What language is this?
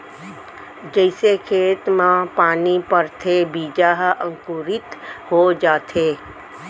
Chhattisgarhi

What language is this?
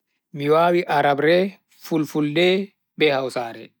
Bagirmi Fulfulde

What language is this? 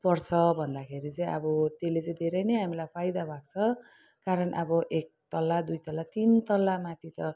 Nepali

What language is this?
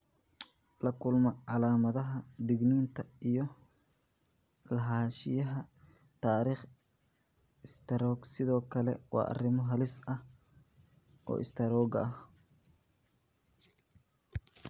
Somali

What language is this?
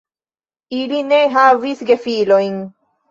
Esperanto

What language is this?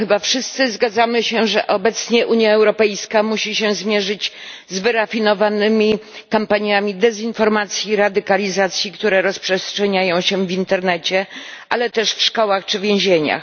Polish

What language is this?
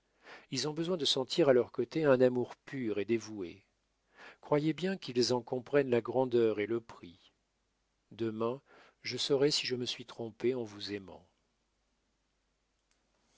French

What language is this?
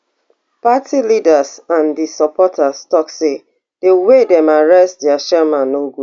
Nigerian Pidgin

